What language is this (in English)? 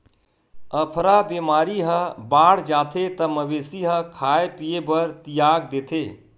Chhattisgarhi